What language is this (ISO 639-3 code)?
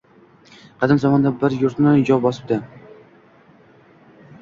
uzb